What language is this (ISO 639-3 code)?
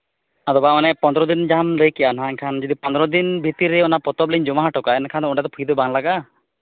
sat